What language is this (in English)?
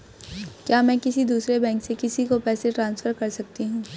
Hindi